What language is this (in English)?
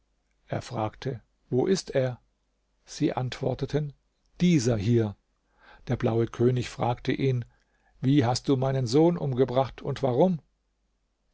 German